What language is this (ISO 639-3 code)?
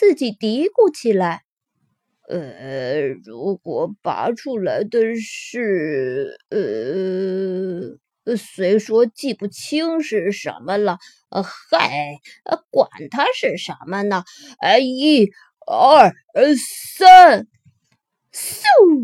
zho